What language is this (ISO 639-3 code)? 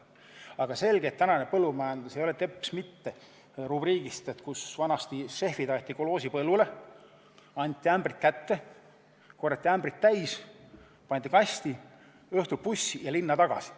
est